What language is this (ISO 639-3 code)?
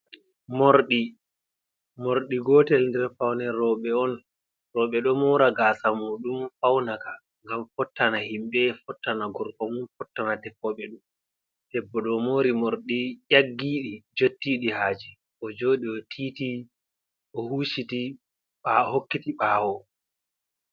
ful